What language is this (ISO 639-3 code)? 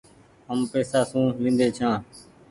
gig